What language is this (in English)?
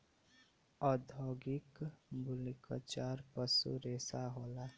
Bhojpuri